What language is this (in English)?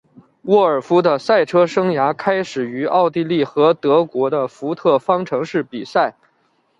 Chinese